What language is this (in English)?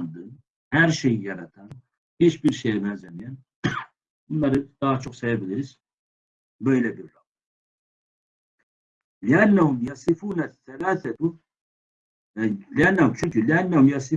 Turkish